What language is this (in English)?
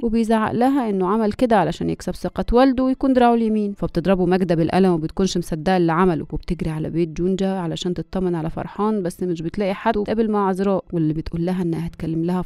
Arabic